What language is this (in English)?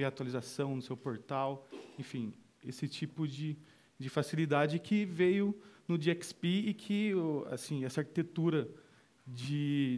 Portuguese